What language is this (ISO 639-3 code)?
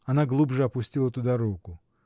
rus